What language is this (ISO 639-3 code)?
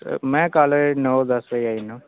doi